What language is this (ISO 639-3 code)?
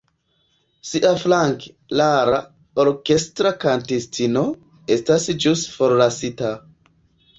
epo